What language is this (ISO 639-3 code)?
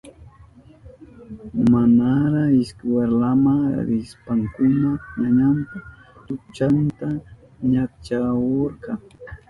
qup